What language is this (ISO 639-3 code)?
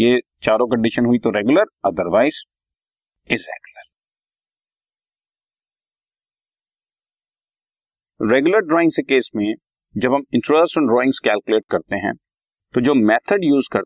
hin